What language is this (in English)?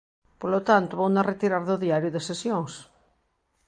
Galician